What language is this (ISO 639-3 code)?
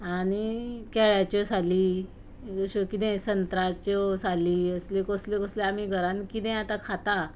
kok